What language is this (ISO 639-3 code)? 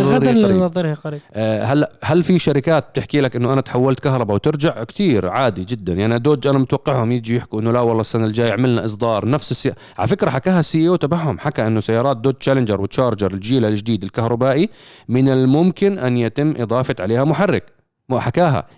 ara